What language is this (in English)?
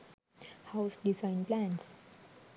Sinhala